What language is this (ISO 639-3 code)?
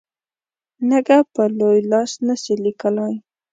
pus